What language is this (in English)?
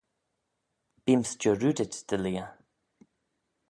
Manx